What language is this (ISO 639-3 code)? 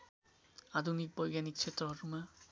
nep